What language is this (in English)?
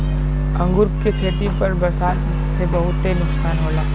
Bhojpuri